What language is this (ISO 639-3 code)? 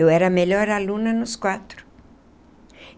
por